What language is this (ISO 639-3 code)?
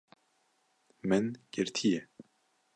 kur